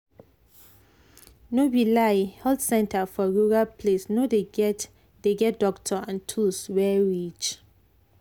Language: Nigerian Pidgin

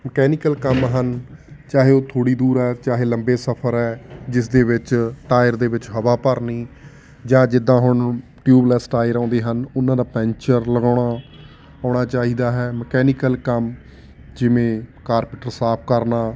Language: Punjabi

